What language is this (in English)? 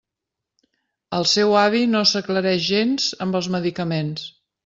Catalan